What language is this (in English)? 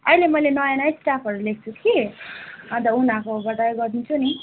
Nepali